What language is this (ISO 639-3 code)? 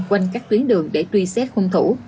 vie